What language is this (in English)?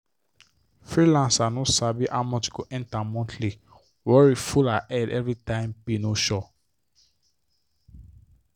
Nigerian Pidgin